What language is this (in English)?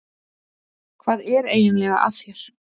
Icelandic